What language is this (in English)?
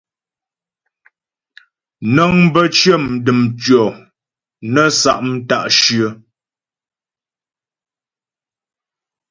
Ghomala